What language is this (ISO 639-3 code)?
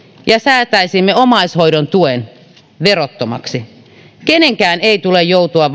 fin